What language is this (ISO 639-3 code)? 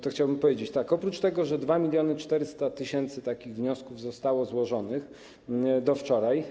pol